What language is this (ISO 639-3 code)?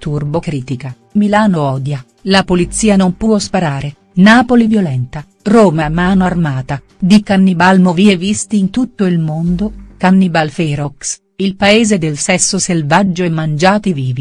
ita